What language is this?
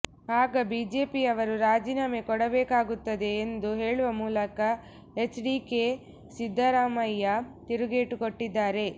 Kannada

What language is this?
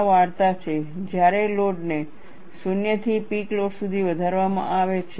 Gujarati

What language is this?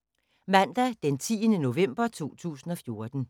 Danish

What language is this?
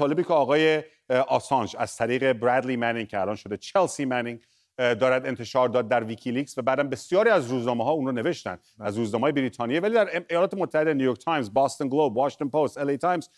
Persian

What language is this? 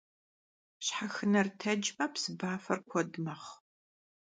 Kabardian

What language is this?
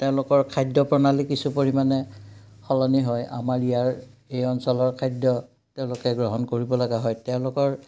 Assamese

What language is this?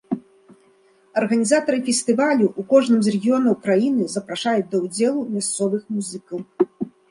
Belarusian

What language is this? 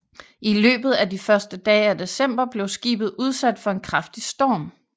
Danish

